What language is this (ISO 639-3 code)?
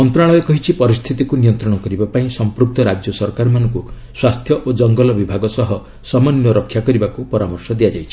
ori